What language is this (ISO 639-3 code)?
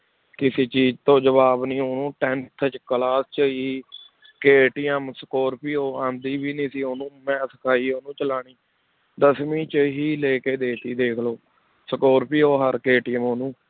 pan